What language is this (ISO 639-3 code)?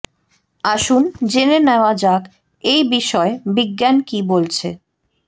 ben